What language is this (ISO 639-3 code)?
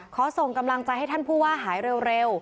tha